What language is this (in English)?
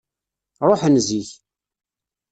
Kabyle